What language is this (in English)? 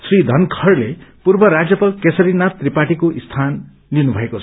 Nepali